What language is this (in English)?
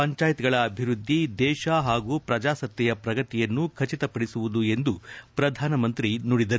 Kannada